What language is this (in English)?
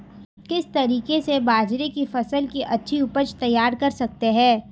Hindi